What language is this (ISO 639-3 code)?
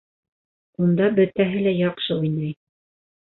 bak